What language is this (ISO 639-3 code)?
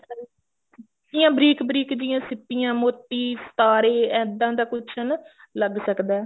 pan